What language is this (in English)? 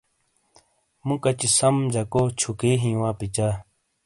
Shina